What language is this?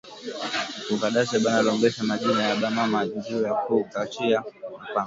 Swahili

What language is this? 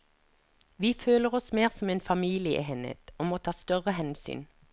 Norwegian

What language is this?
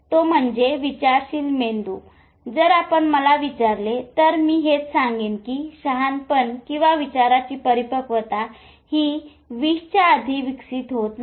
Marathi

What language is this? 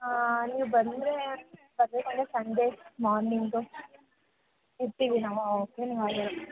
Kannada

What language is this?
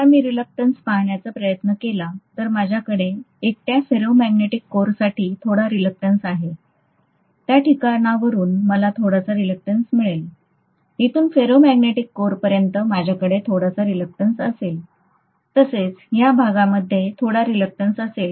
Marathi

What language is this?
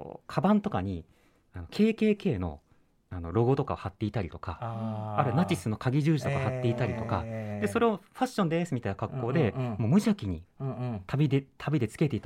Japanese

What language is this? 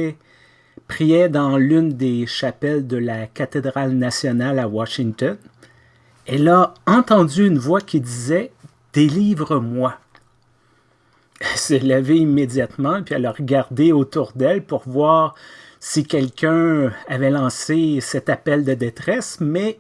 French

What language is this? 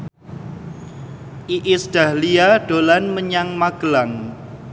Javanese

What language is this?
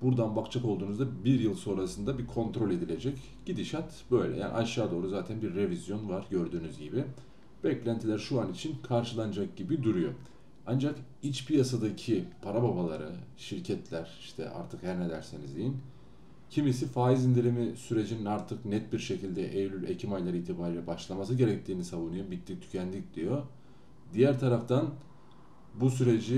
Turkish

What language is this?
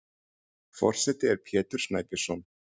Icelandic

